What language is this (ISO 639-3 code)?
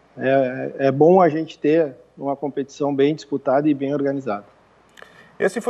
por